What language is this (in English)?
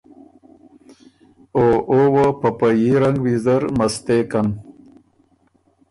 Ormuri